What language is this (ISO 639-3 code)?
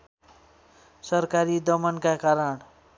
nep